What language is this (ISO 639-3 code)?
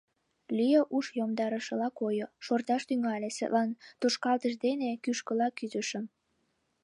chm